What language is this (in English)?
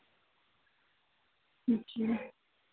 Urdu